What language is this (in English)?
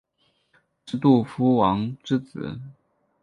Chinese